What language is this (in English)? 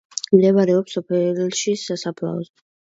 Georgian